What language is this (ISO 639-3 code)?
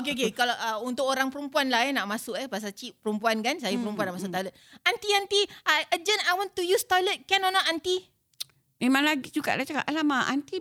msa